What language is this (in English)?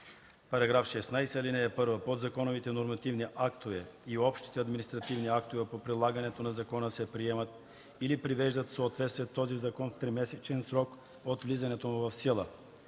Bulgarian